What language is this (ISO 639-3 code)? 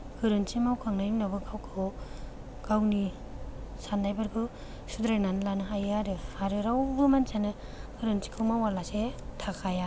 brx